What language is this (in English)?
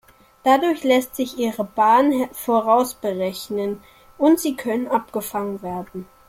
German